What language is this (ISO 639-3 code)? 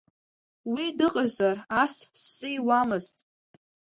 abk